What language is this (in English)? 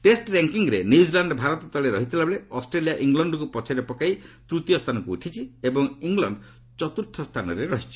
Odia